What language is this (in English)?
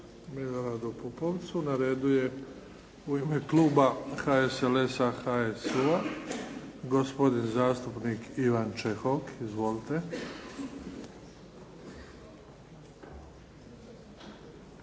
Croatian